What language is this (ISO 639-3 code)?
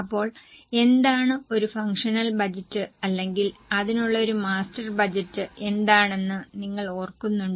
mal